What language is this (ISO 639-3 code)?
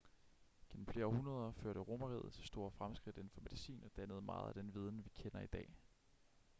dan